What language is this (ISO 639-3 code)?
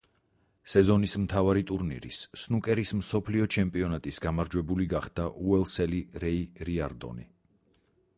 kat